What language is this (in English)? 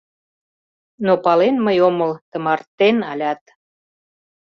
Mari